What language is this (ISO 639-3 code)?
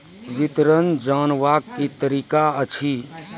mai